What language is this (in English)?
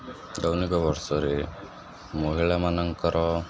Odia